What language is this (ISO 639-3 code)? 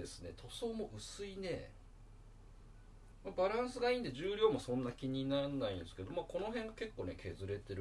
jpn